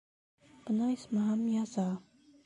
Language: Bashkir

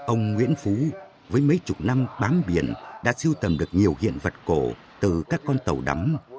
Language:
Vietnamese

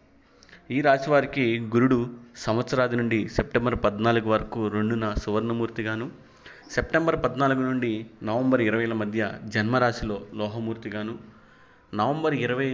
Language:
Telugu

